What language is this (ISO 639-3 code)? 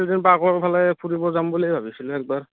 asm